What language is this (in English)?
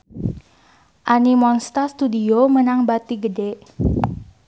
Sundanese